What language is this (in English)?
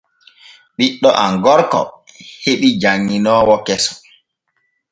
Borgu Fulfulde